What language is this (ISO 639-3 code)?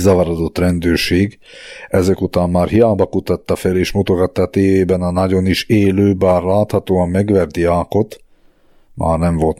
hun